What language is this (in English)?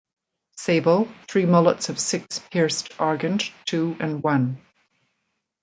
English